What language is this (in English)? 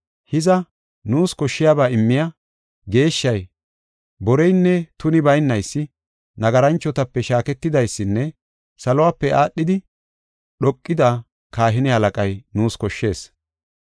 Gofa